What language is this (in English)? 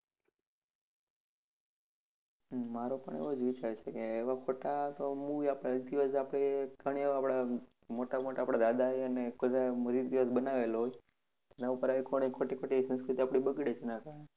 Gujarati